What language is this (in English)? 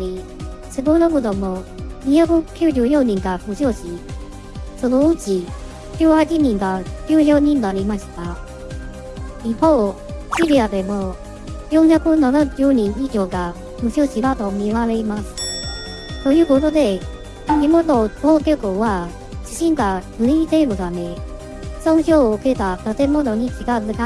Japanese